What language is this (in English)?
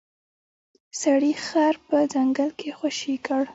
Pashto